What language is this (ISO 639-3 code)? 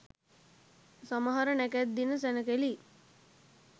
sin